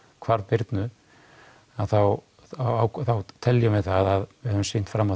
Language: Icelandic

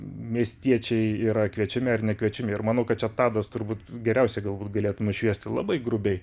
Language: Lithuanian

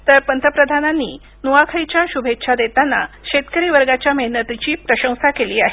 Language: Marathi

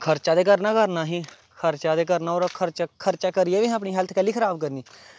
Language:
Dogri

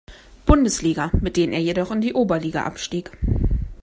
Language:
German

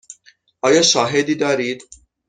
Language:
Persian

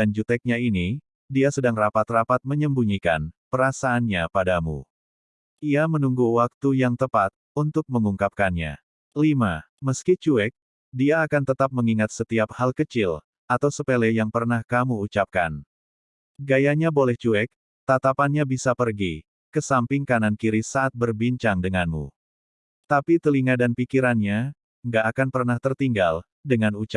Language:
Indonesian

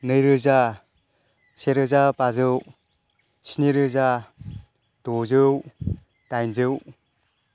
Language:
Bodo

